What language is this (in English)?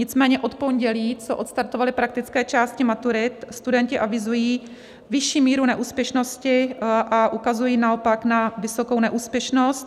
Czech